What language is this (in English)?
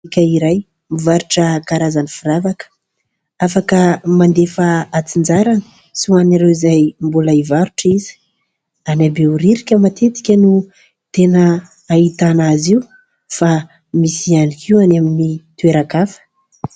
Malagasy